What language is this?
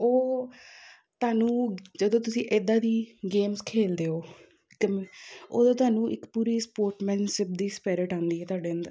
Punjabi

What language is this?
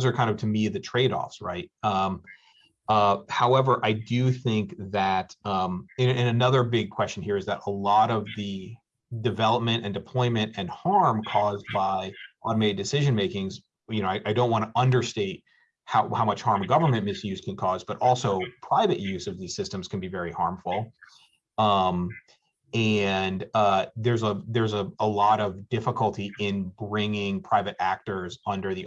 English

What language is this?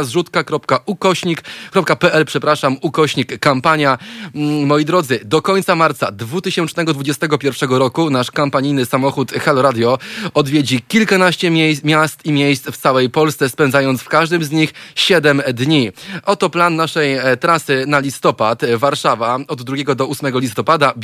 Polish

